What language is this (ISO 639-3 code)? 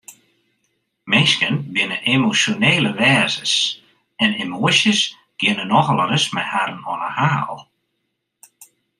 fry